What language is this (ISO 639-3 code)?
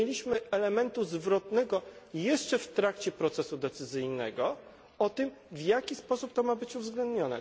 pol